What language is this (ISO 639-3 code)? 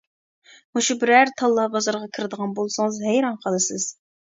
uig